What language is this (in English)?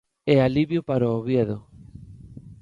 Galician